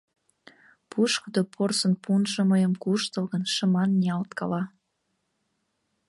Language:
Mari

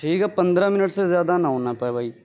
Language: Urdu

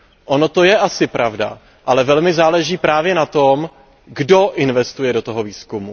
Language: Czech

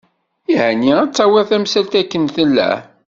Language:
Kabyle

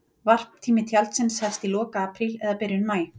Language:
Icelandic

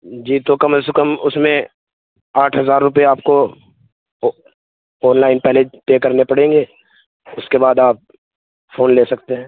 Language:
Urdu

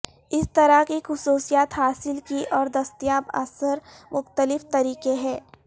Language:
Urdu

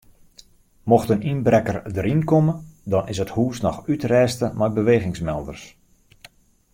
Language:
Western Frisian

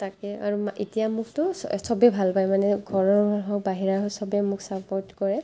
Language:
Assamese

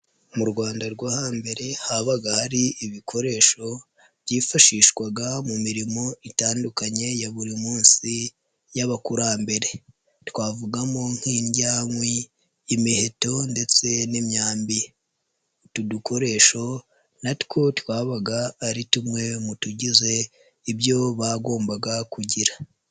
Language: Kinyarwanda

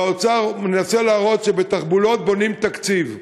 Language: Hebrew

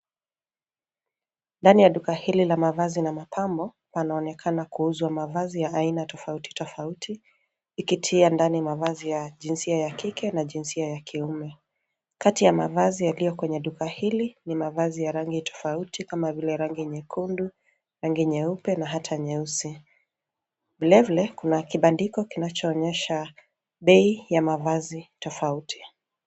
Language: Swahili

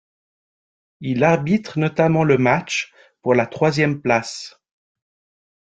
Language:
French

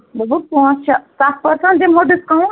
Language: Kashmiri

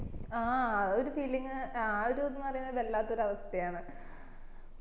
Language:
Malayalam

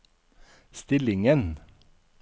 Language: Norwegian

